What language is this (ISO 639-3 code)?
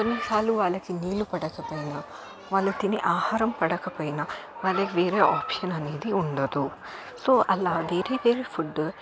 tel